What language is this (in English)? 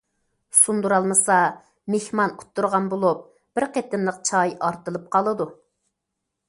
Uyghur